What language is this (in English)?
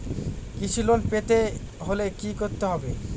Bangla